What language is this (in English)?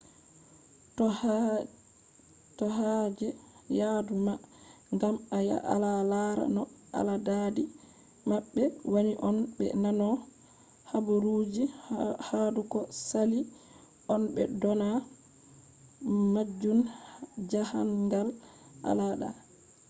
Fula